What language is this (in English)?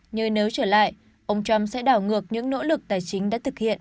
Vietnamese